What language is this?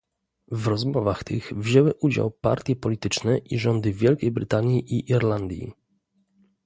Polish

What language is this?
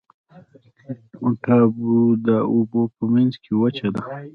Pashto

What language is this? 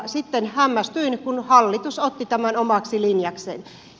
Finnish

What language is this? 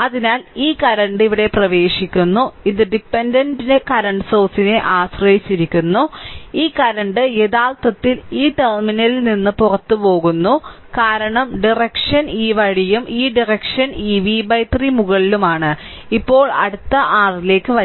Malayalam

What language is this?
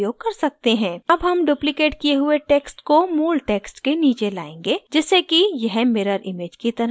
Hindi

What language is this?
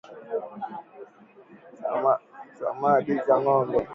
Swahili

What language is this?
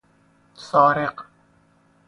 Persian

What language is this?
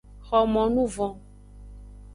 Aja (Benin)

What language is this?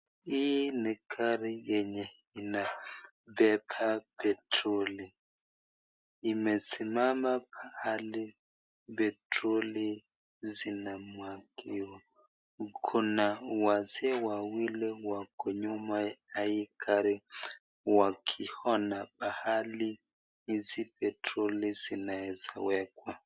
Swahili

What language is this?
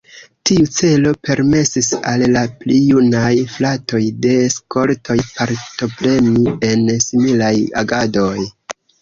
Esperanto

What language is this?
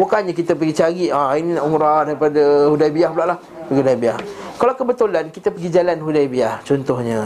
Malay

